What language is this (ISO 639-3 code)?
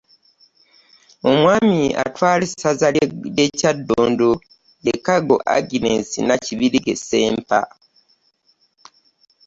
lug